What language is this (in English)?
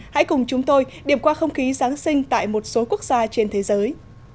Vietnamese